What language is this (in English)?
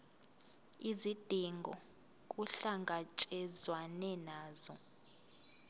Zulu